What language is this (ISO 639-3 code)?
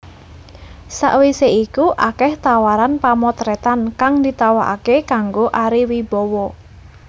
jav